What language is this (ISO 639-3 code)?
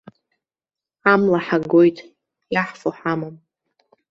abk